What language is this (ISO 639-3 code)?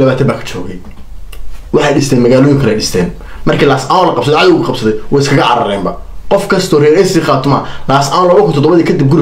ara